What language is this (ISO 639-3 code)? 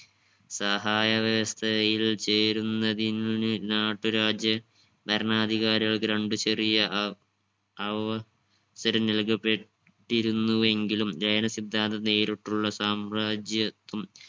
mal